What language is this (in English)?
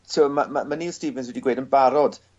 Welsh